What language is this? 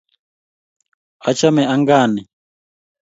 Kalenjin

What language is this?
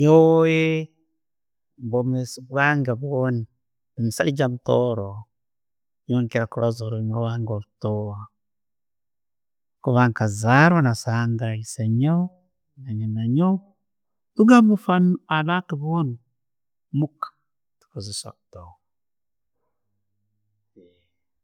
Tooro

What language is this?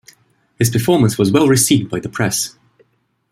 English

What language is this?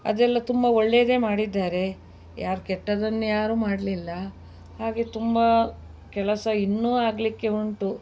Kannada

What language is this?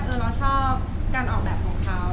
Thai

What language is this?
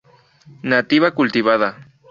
Spanish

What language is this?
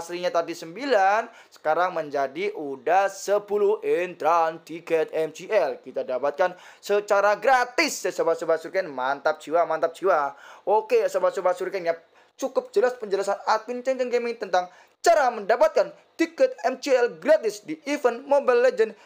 Indonesian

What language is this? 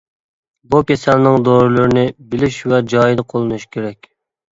Uyghur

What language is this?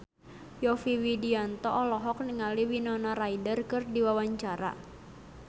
Sundanese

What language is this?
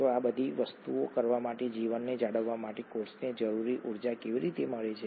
Gujarati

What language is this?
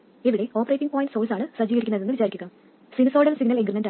Malayalam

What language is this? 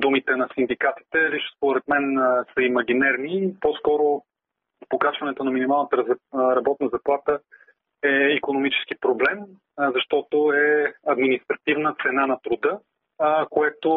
Bulgarian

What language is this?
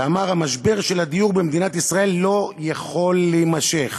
Hebrew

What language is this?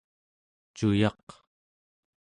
Central Yupik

